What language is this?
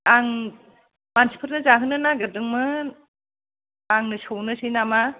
Bodo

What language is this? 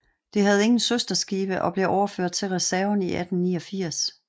Danish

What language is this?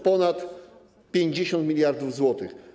Polish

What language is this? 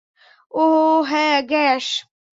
Bangla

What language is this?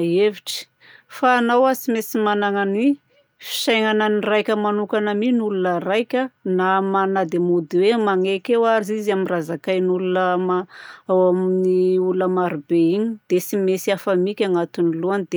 Southern Betsimisaraka Malagasy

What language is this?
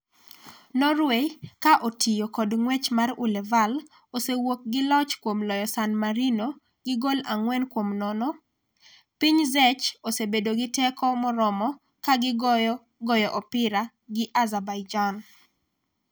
Luo (Kenya and Tanzania)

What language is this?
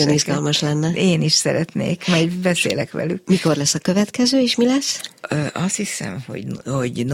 Hungarian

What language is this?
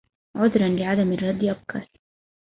Arabic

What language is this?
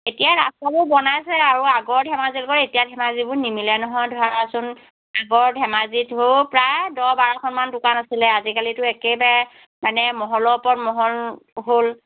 Assamese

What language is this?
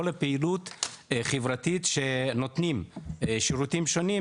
Hebrew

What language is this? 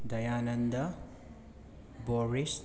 Manipuri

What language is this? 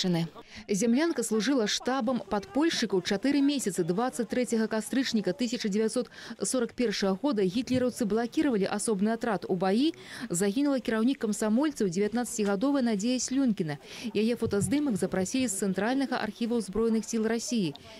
Russian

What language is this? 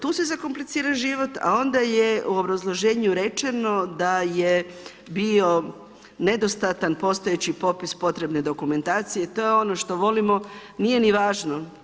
Croatian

